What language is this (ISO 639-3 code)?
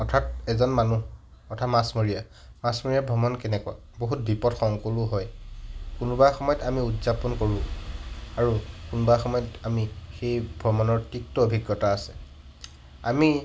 asm